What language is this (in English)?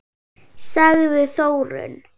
Icelandic